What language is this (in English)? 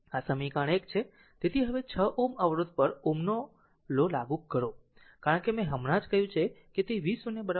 Gujarati